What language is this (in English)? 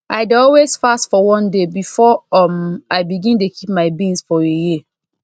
Nigerian Pidgin